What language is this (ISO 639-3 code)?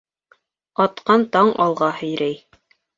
bak